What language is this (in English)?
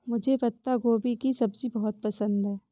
Hindi